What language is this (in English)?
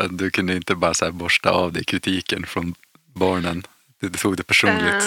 Swedish